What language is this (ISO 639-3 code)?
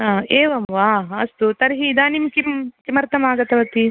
san